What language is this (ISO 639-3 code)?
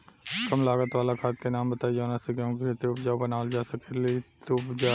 bho